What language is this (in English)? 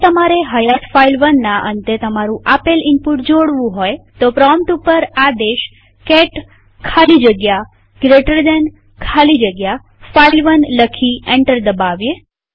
Gujarati